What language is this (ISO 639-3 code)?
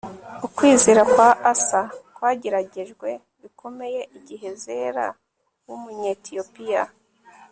kin